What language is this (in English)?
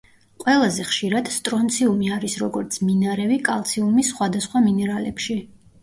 Georgian